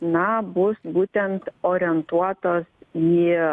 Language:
Lithuanian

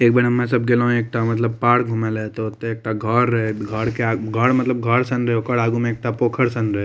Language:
Maithili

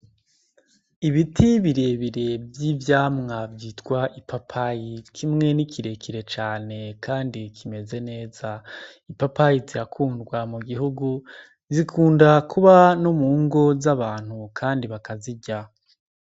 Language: Rundi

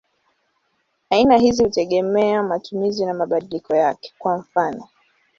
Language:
Swahili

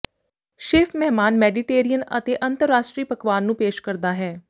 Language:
Punjabi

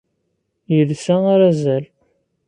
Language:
Kabyle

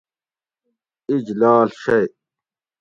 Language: Gawri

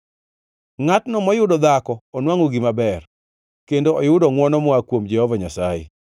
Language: Luo (Kenya and Tanzania)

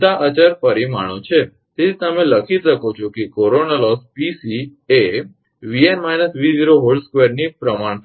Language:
Gujarati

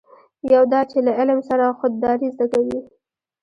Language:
Pashto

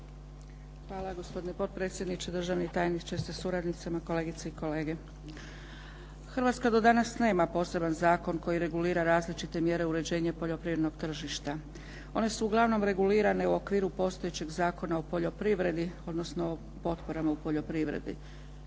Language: Croatian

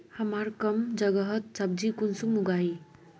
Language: Magahi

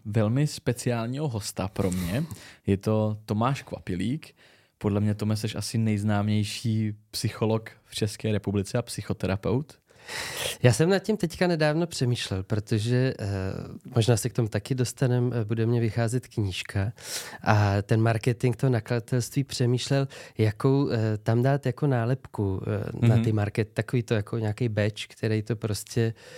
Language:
Czech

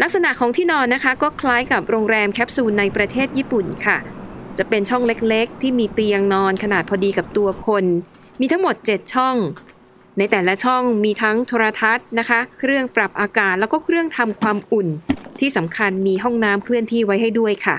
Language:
Thai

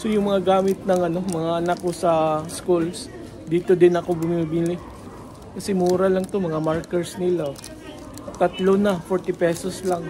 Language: Filipino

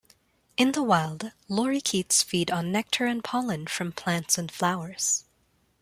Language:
English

